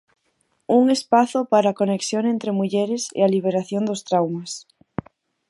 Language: Galician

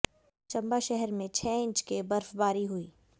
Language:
Hindi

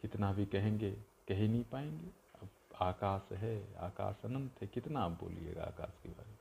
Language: Hindi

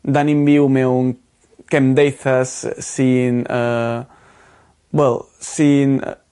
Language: Welsh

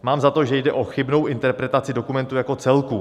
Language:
Czech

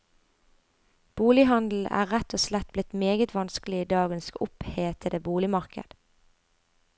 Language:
Norwegian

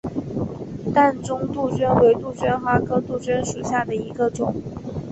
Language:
Chinese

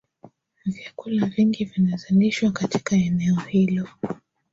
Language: Swahili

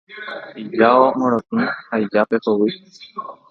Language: Guarani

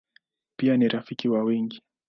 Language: Swahili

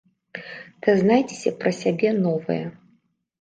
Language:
Belarusian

